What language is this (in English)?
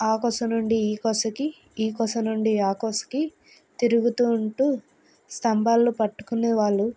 Telugu